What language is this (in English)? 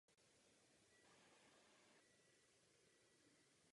Czech